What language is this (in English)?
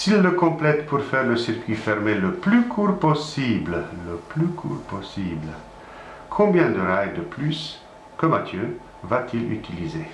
French